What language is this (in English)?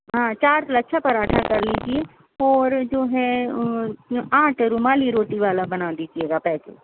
Urdu